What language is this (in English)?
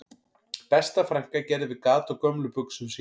Icelandic